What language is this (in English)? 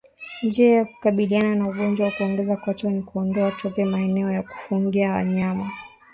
Swahili